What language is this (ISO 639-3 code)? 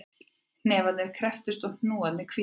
isl